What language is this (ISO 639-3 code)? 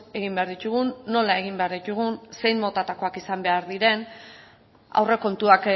eus